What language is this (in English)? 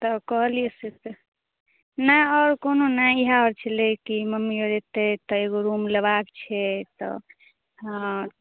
Maithili